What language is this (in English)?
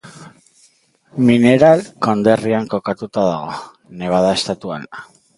Basque